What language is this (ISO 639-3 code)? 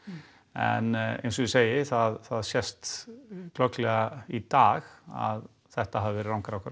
isl